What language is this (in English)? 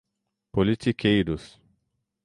Portuguese